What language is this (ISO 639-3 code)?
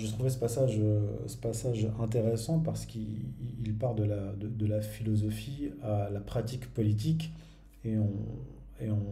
fra